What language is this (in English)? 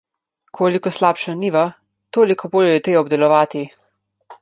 Slovenian